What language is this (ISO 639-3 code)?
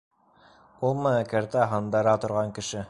bak